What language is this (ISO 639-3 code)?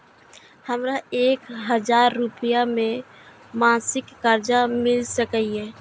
mai